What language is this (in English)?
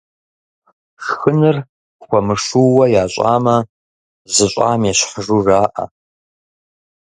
Kabardian